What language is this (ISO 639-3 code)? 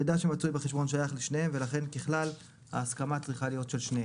heb